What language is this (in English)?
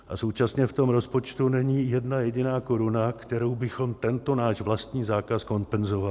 Czech